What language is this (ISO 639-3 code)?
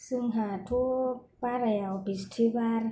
brx